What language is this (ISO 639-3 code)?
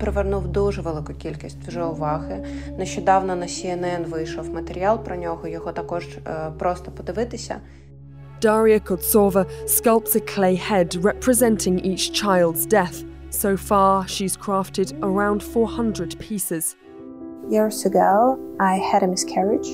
ukr